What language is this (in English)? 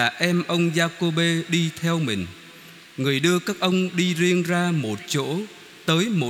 Vietnamese